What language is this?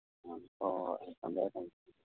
Manipuri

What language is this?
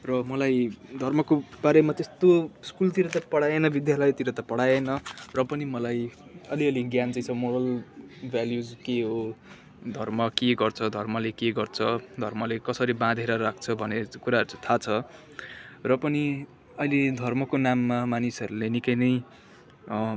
Nepali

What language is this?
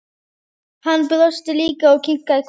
Icelandic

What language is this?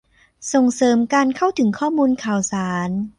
Thai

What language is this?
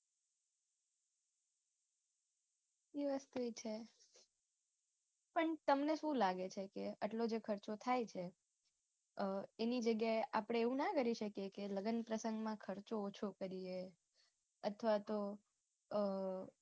Gujarati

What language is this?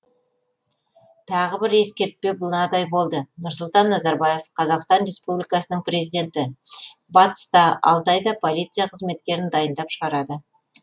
Kazakh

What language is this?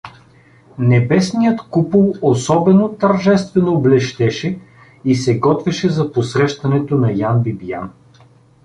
Bulgarian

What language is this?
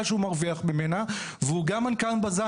Hebrew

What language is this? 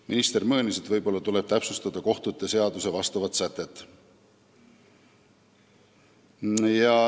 Estonian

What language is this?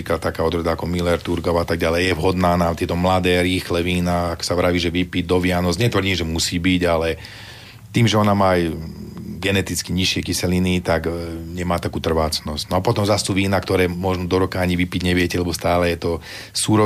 Slovak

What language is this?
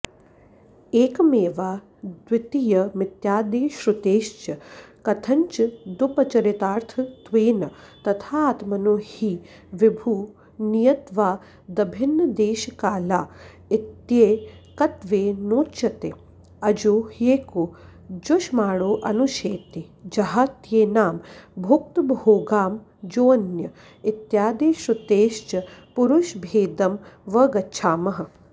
Sanskrit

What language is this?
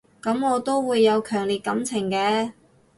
Cantonese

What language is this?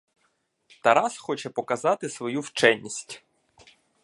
Ukrainian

